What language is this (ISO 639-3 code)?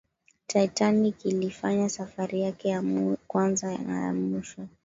swa